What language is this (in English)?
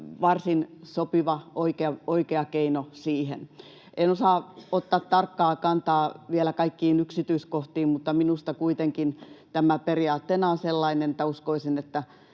Finnish